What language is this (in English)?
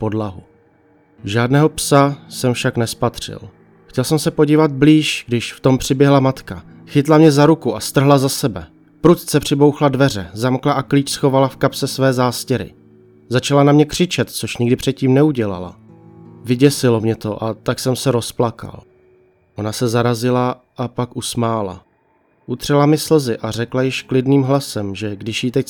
Czech